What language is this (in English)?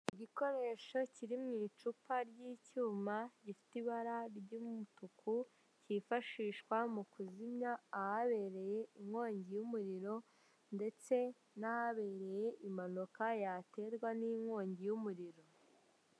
Kinyarwanda